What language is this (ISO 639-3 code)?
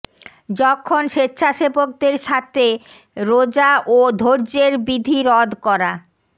ben